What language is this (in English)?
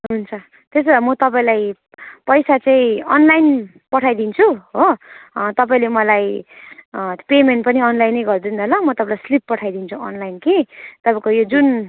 Nepali